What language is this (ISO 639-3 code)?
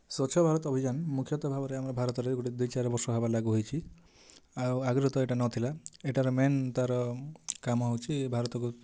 ori